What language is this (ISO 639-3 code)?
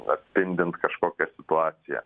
lit